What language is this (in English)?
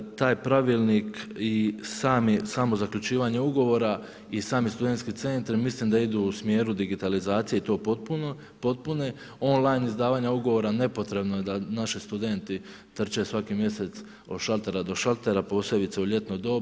Croatian